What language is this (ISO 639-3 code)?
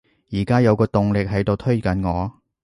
yue